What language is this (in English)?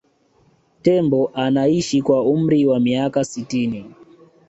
Swahili